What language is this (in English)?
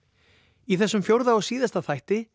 Icelandic